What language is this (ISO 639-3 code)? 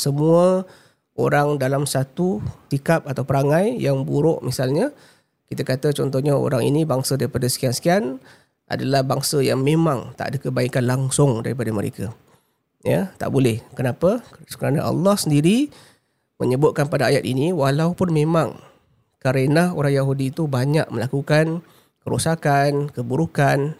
msa